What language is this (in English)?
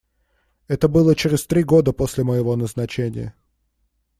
Russian